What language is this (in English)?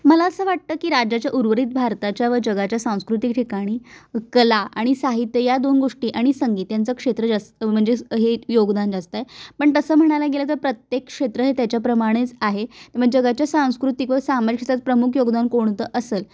Marathi